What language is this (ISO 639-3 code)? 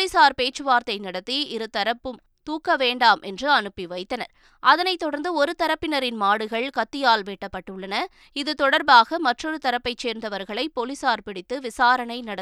tam